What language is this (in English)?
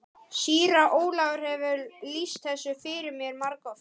Icelandic